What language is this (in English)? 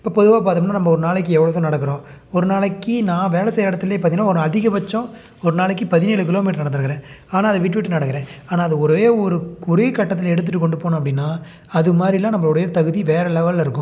Tamil